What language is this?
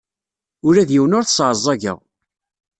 Kabyle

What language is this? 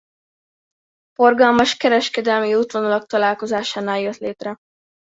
Hungarian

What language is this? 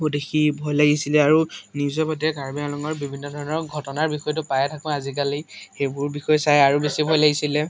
Assamese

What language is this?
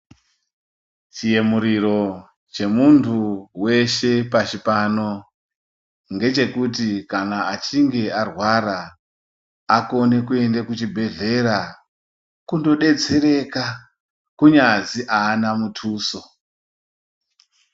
Ndau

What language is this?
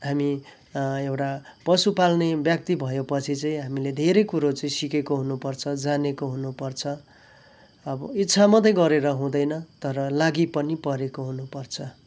Nepali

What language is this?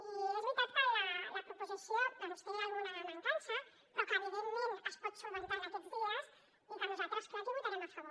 Catalan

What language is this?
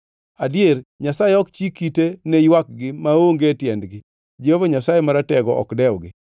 Luo (Kenya and Tanzania)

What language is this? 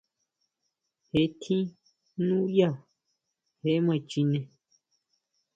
Huautla Mazatec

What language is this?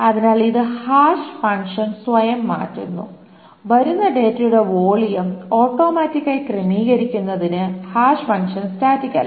Malayalam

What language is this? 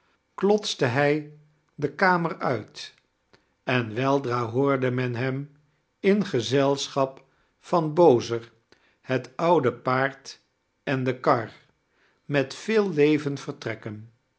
Dutch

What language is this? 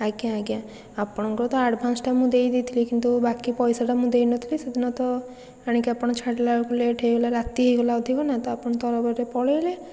Odia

